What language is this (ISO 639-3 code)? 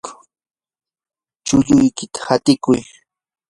qur